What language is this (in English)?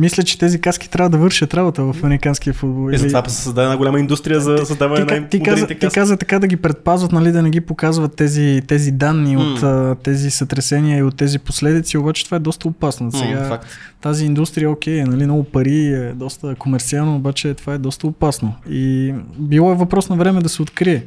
Bulgarian